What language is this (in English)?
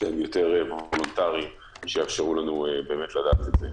Hebrew